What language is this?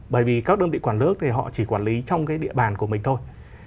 Vietnamese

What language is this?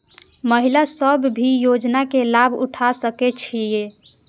Maithili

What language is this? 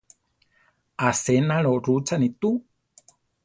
Central Tarahumara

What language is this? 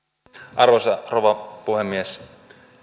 Finnish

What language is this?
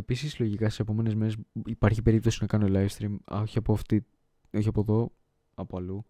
Greek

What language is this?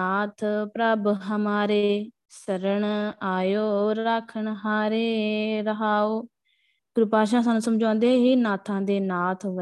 Punjabi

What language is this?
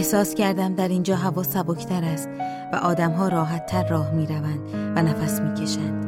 Persian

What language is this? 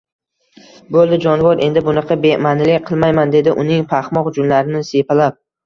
Uzbek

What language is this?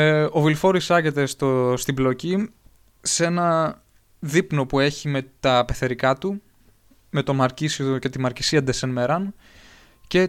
Greek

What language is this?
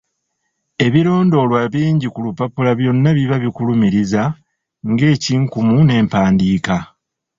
Ganda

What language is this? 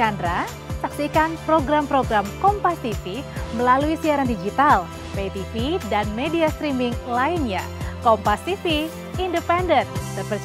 Indonesian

